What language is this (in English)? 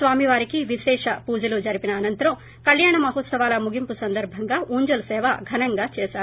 Telugu